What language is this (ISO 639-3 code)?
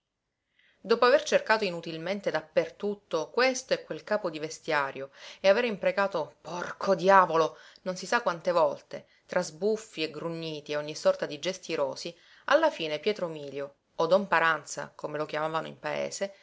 ita